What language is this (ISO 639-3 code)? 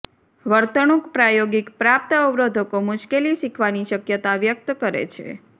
guj